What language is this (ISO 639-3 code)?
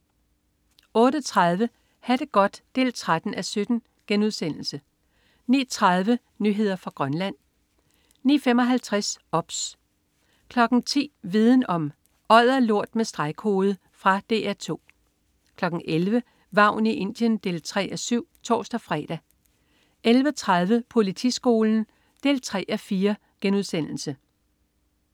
dan